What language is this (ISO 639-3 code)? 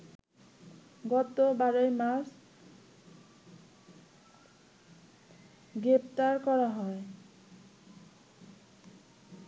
ben